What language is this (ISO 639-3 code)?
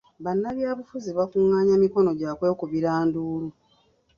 lug